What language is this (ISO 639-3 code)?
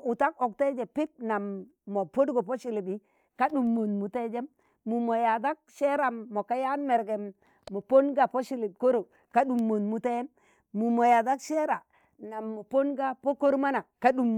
tan